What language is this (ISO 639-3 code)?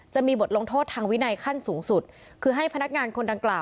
tha